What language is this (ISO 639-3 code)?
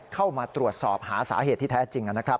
tha